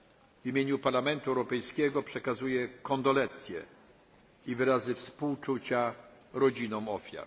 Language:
Polish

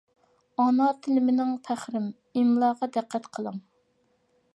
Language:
Uyghur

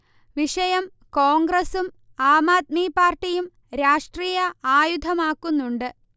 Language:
Malayalam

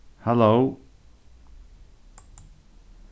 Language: Faroese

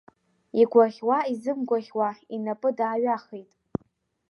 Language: Abkhazian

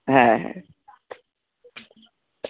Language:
Bangla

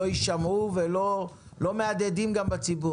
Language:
Hebrew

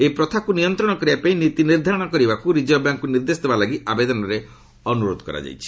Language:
Odia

